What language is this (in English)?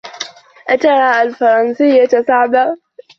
Arabic